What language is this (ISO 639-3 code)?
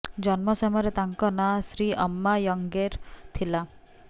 ori